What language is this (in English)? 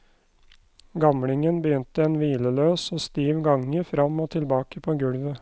Norwegian